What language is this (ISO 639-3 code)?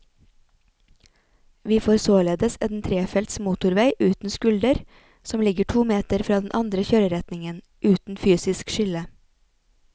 nor